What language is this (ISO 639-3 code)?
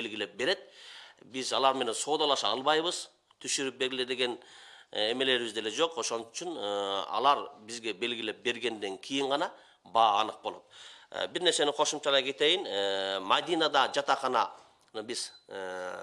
tur